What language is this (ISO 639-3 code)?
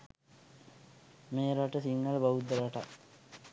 sin